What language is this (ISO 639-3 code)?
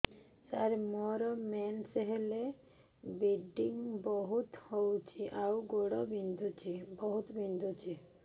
ori